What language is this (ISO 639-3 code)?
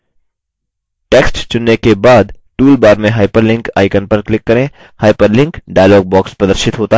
hin